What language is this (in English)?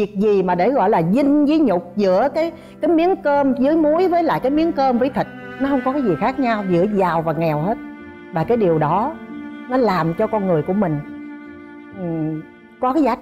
Vietnamese